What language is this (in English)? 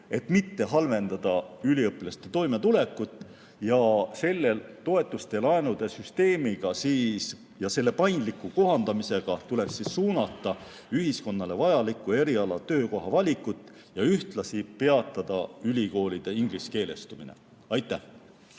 Estonian